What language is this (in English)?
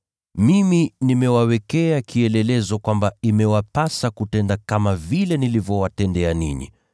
Swahili